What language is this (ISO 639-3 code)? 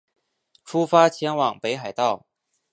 zho